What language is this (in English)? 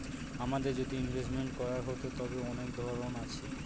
Bangla